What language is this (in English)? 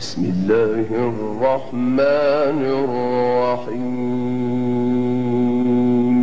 Arabic